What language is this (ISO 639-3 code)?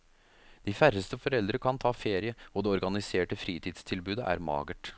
nor